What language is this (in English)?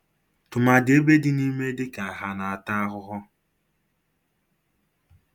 Igbo